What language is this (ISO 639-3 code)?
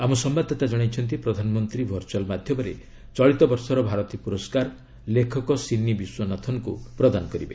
ori